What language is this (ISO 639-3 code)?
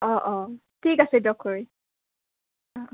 asm